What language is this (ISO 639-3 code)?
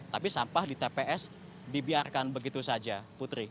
ind